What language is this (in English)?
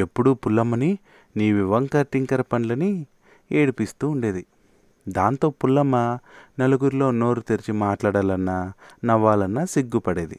Telugu